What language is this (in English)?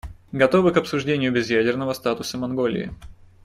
Russian